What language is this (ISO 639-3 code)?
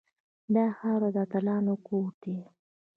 pus